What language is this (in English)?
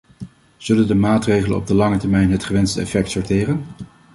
Dutch